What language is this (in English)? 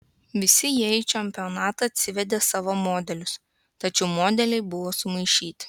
Lithuanian